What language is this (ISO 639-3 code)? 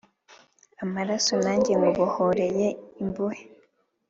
kin